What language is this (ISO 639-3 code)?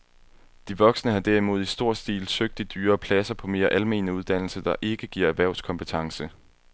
dan